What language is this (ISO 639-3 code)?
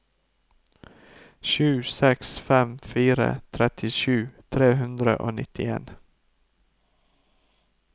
nor